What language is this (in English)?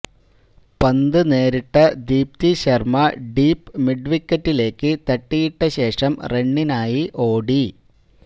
Malayalam